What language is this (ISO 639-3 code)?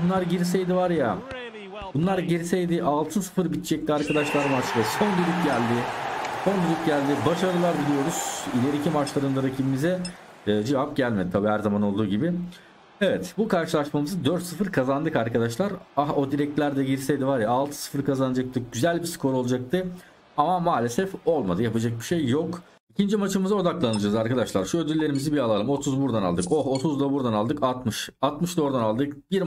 tur